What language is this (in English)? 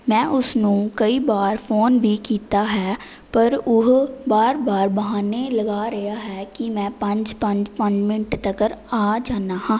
Punjabi